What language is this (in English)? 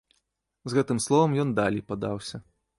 Belarusian